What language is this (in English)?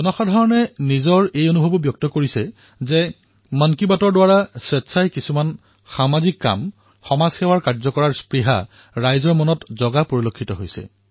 Assamese